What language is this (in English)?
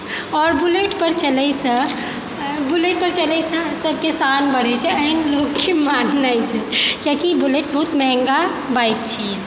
Maithili